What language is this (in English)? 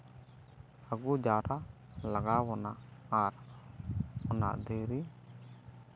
Santali